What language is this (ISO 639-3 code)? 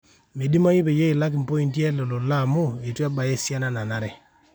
mas